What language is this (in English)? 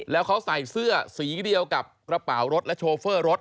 Thai